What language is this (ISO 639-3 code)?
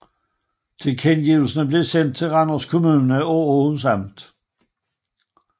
dan